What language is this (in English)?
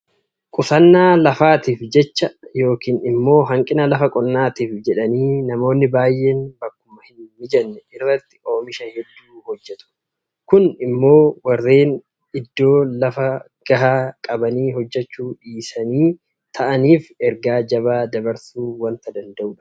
Oromo